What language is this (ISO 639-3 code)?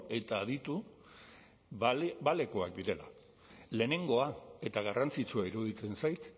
eus